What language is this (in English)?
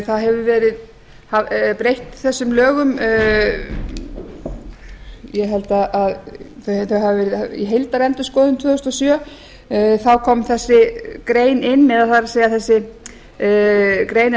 Icelandic